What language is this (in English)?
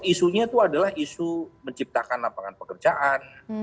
Indonesian